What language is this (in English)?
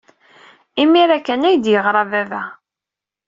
Kabyle